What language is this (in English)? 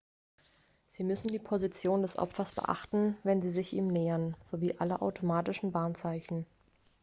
German